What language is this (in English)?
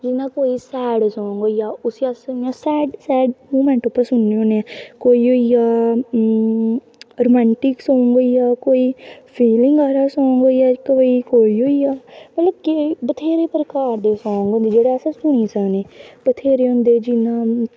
Dogri